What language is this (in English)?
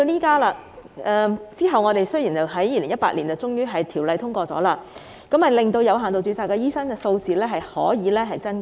Cantonese